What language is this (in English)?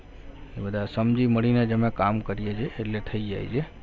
Gujarati